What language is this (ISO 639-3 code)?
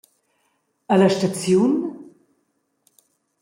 roh